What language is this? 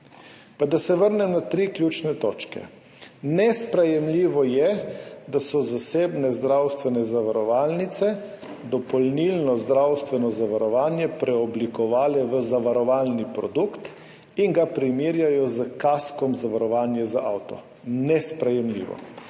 Slovenian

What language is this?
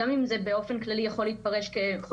Hebrew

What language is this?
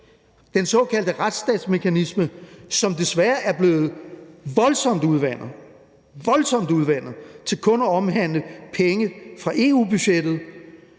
Danish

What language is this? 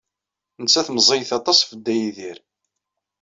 Kabyle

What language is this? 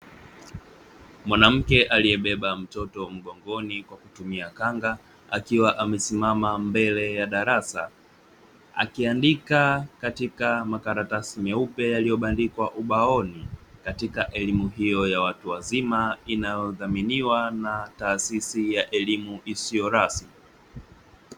Swahili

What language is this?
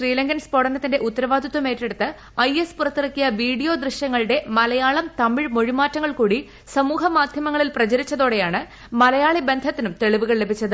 Malayalam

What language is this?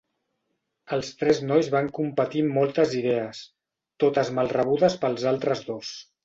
Catalan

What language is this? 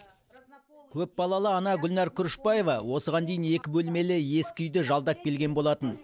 Kazakh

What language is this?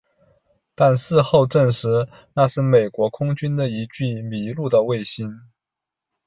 Chinese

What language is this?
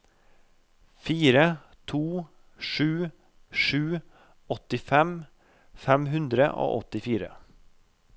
Norwegian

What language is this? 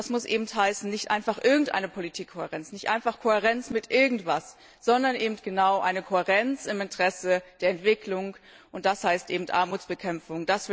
German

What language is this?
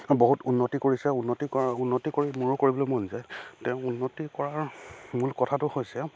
Assamese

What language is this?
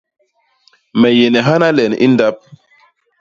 Basaa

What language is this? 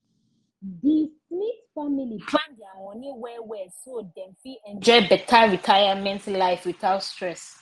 Nigerian Pidgin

